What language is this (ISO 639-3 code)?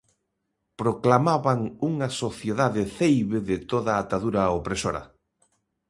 glg